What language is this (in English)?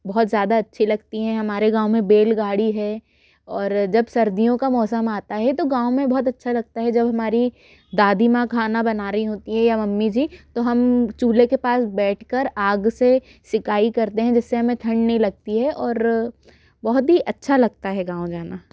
Hindi